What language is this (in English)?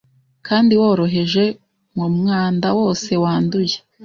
Kinyarwanda